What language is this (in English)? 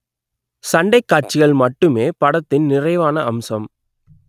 Tamil